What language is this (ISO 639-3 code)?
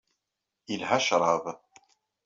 kab